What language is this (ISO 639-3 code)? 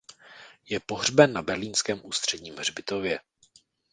ces